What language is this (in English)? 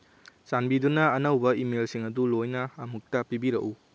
Manipuri